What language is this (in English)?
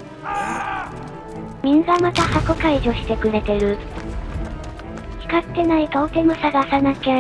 Japanese